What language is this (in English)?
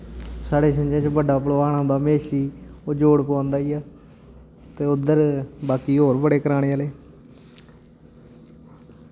Dogri